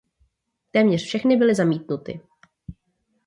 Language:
Czech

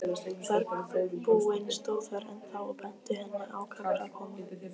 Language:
Icelandic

